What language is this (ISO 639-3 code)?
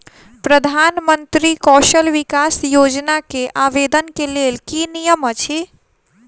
mai